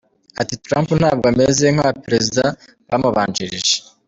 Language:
Kinyarwanda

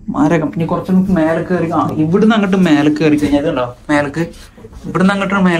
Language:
Malayalam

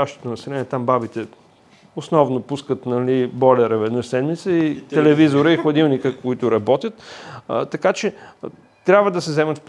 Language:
Bulgarian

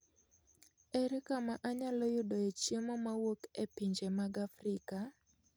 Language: Luo (Kenya and Tanzania)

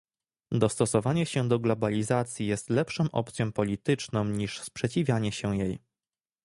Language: Polish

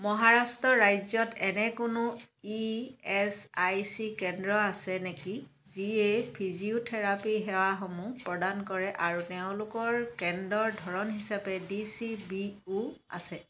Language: Assamese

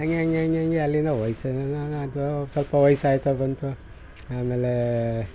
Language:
Kannada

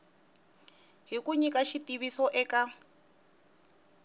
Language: Tsonga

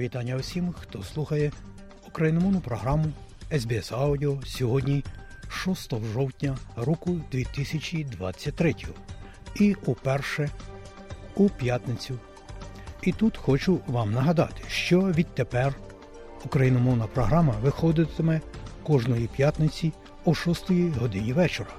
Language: Ukrainian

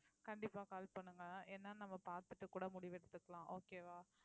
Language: Tamil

